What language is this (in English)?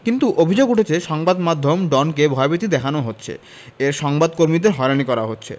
Bangla